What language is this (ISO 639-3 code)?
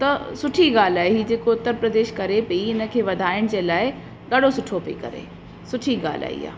snd